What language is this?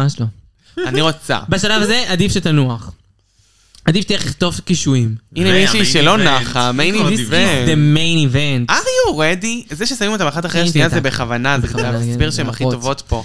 Hebrew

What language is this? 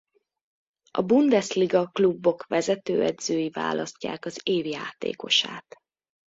Hungarian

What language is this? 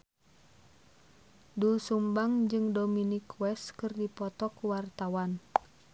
Sundanese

